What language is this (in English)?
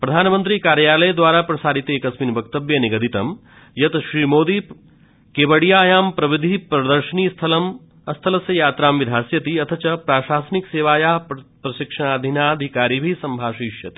Sanskrit